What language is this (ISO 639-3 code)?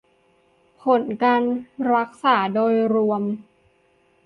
tha